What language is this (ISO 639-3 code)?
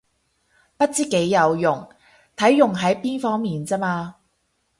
yue